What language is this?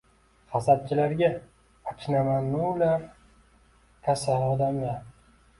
Uzbek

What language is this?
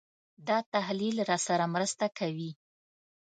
Pashto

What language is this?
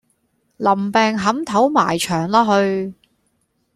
Cantonese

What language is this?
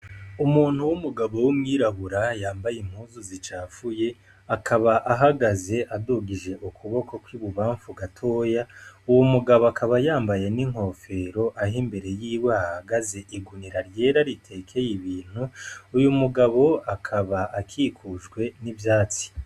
Rundi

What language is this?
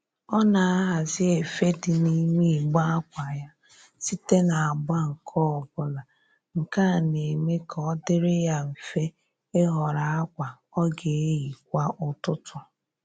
Igbo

